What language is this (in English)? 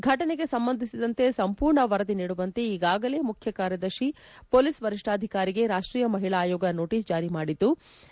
Kannada